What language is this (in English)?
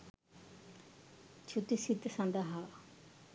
Sinhala